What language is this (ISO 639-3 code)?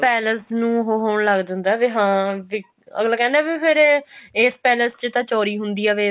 pan